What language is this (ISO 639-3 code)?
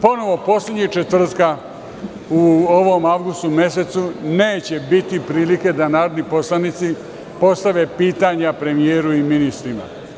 srp